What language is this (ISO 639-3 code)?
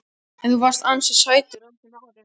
isl